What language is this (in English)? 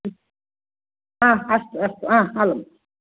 Sanskrit